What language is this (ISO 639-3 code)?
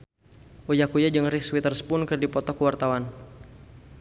sun